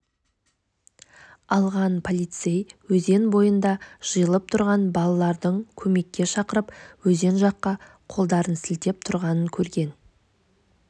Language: Kazakh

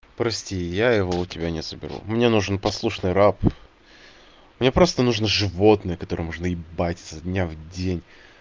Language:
Russian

